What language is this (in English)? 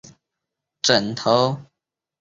Chinese